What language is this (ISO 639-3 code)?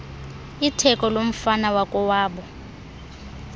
xho